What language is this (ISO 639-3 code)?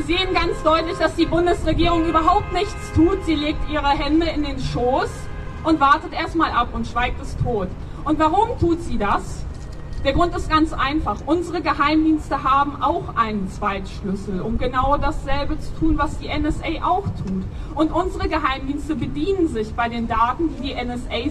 deu